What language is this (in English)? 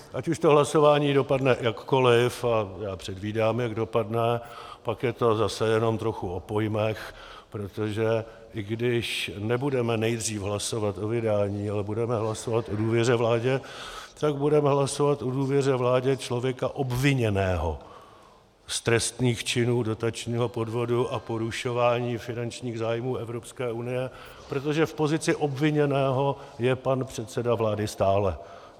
Czech